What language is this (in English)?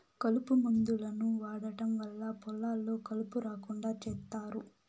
Telugu